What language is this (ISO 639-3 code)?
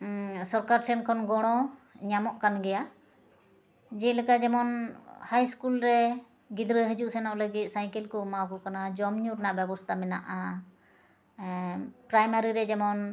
sat